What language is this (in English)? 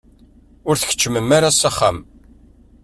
Kabyle